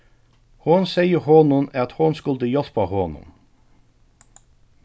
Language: Faroese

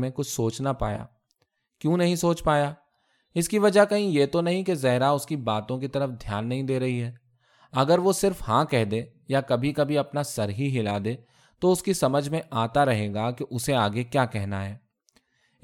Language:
Urdu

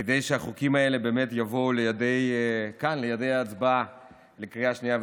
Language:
Hebrew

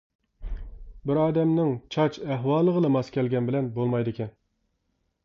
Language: Uyghur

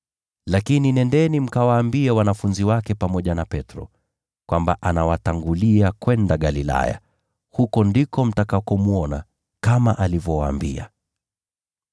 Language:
Swahili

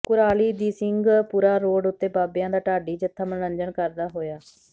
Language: Punjabi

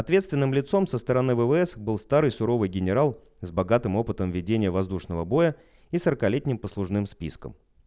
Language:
Russian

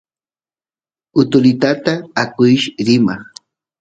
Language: Santiago del Estero Quichua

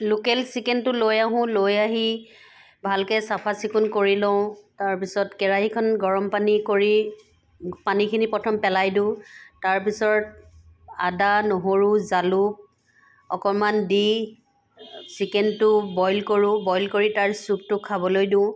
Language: Assamese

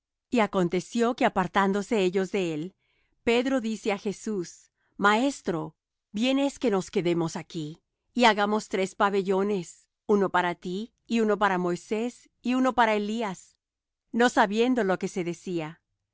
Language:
Spanish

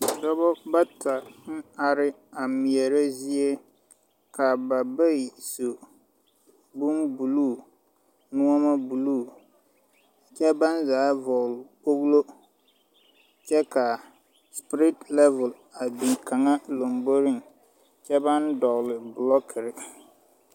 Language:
Southern Dagaare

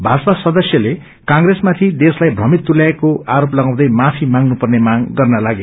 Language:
Nepali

